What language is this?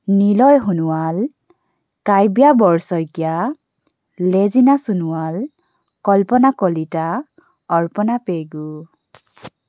Assamese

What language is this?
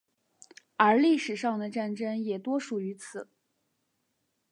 Chinese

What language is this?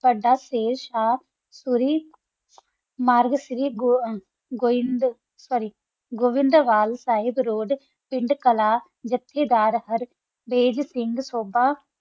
Punjabi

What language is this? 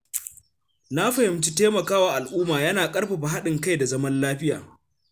Hausa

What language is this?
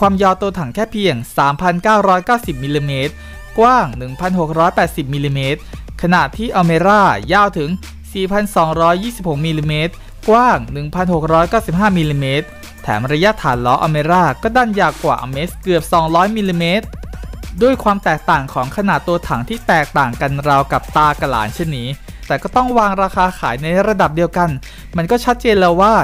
Thai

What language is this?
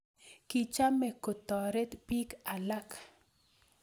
Kalenjin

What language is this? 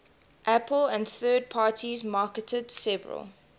English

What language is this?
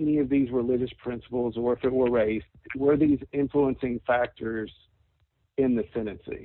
English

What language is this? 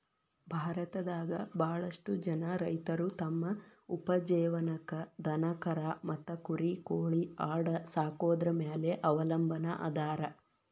Kannada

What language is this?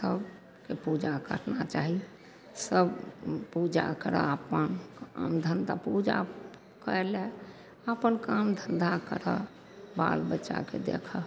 Maithili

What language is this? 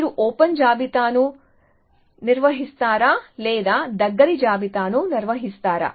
Telugu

